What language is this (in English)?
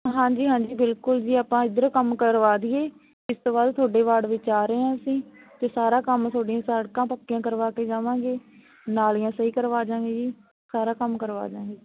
Punjabi